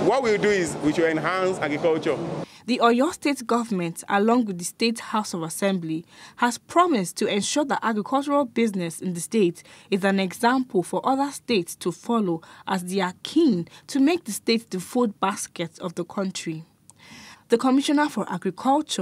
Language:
English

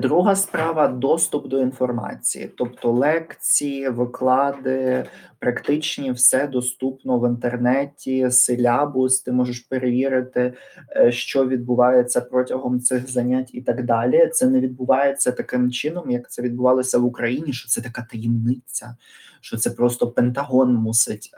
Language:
Ukrainian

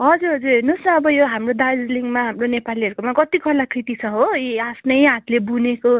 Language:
Nepali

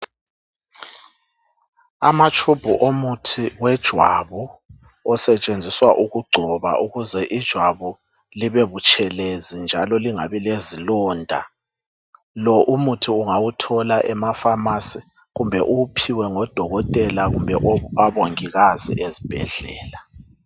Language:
North Ndebele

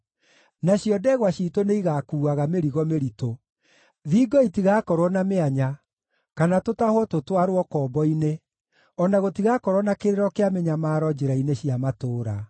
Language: Kikuyu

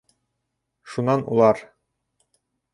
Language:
Bashkir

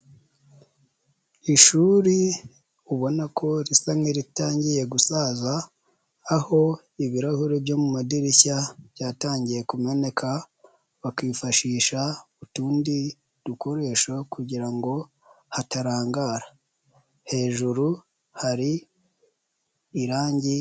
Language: Kinyarwanda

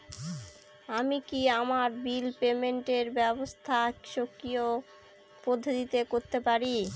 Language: Bangla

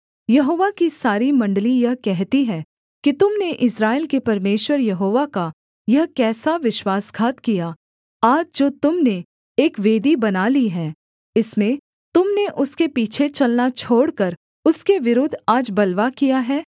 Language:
Hindi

